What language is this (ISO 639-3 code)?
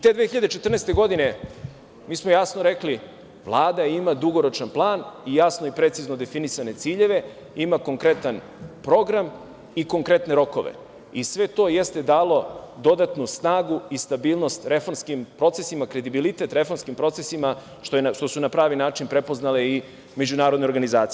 srp